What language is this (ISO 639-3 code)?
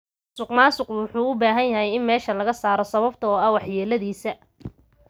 som